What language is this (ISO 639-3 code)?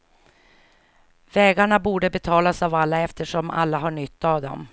swe